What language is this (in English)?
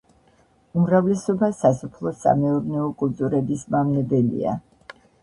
Georgian